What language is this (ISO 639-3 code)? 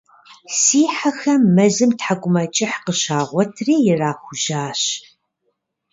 kbd